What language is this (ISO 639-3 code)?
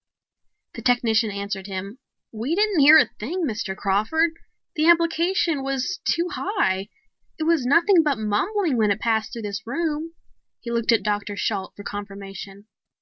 eng